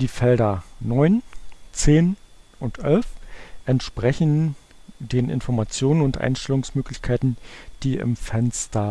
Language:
German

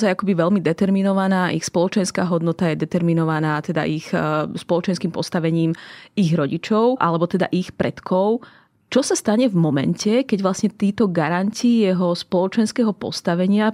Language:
Slovak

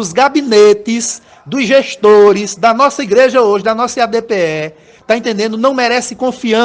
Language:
Portuguese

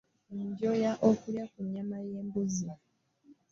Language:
Ganda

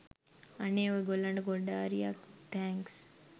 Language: Sinhala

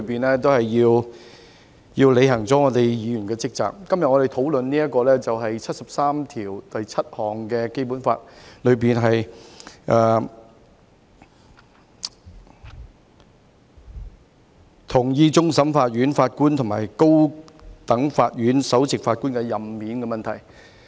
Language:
Cantonese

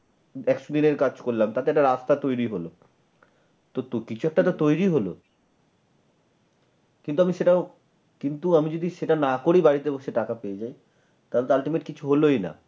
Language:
Bangla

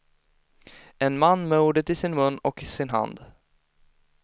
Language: Swedish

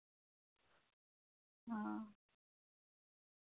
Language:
Santali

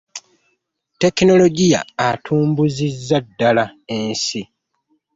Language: Ganda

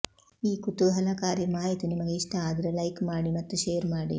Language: Kannada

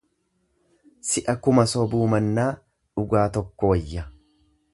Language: Oromo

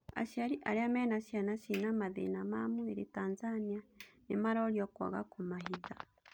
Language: Kikuyu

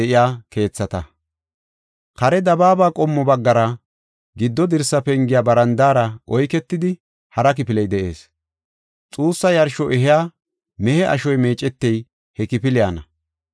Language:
Gofa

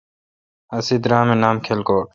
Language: Kalkoti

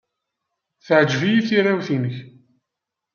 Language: Kabyle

